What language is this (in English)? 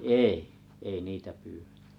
Finnish